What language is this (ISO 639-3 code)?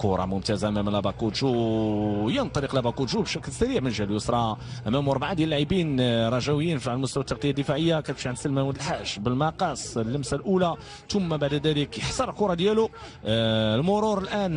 ara